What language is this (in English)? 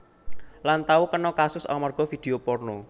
Javanese